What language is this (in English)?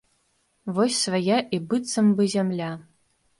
Belarusian